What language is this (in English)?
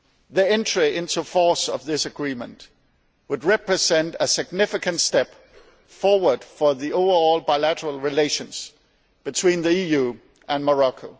English